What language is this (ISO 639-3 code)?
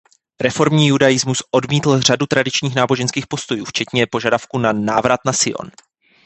ces